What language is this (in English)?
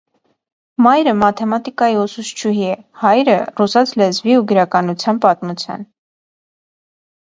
Armenian